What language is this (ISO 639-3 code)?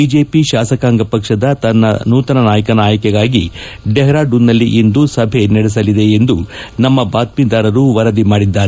kan